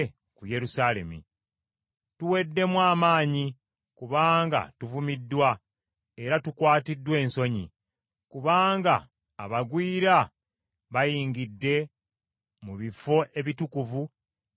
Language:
Ganda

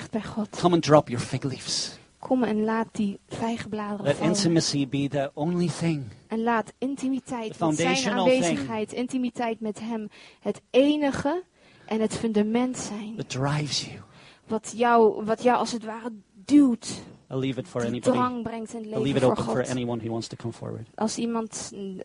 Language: Dutch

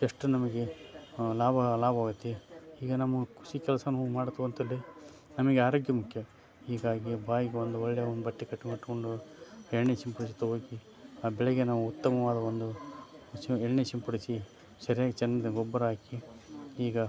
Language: Kannada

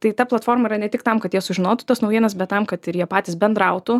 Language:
Lithuanian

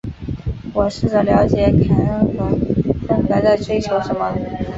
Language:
Chinese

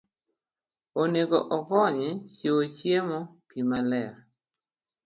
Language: Luo (Kenya and Tanzania)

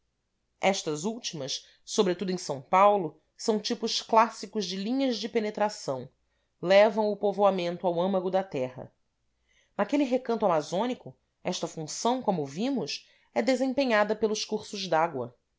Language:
Portuguese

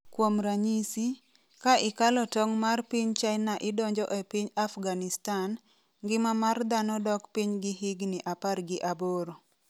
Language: Luo (Kenya and Tanzania)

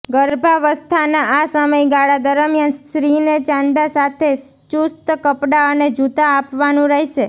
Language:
Gujarati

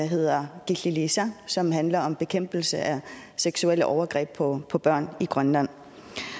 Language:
Danish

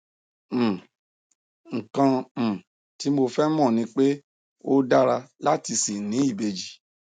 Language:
Yoruba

